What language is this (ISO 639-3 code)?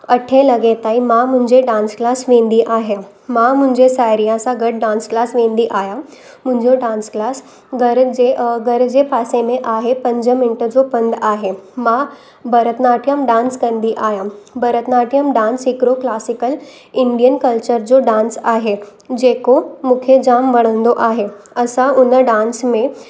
snd